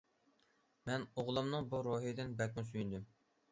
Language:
Uyghur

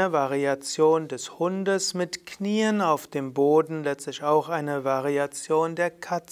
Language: German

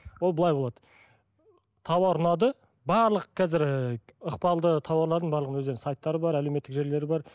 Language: Kazakh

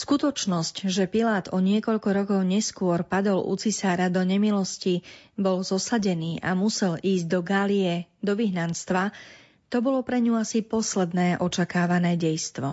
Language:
Slovak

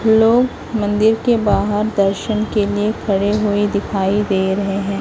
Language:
Hindi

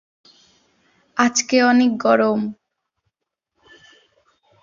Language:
Bangla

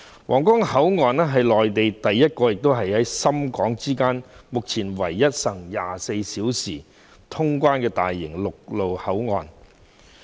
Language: Cantonese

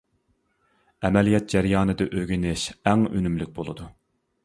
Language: Uyghur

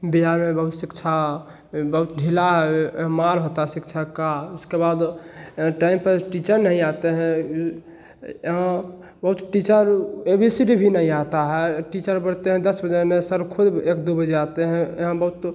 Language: Hindi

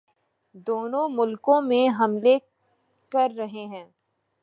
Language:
Urdu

